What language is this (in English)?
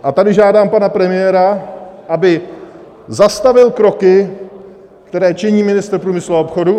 Czech